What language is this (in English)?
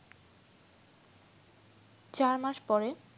Bangla